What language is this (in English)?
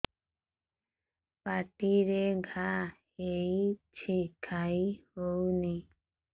Odia